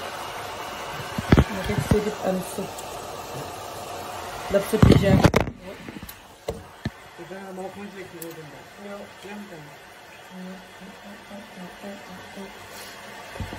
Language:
Arabic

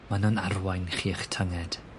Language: Welsh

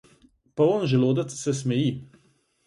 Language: Slovenian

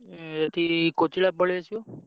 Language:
Odia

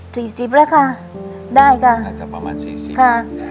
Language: Thai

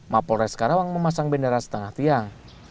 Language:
Indonesian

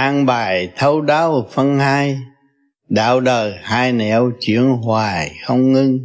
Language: Vietnamese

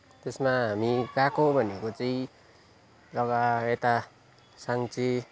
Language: Nepali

